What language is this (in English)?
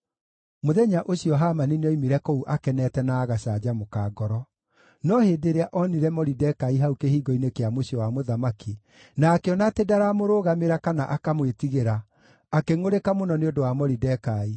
Kikuyu